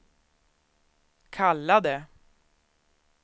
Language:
Swedish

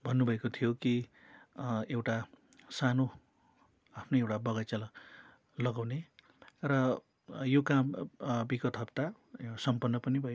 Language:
Nepali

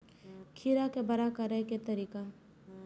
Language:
Maithili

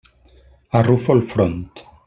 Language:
Catalan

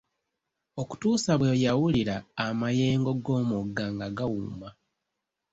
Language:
Ganda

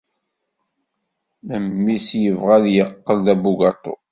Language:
Kabyle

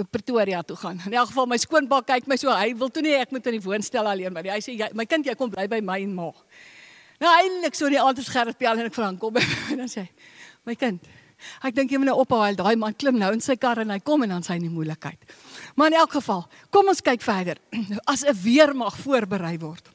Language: Dutch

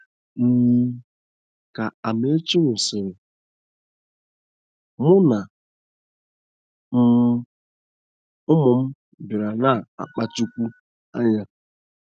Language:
Igbo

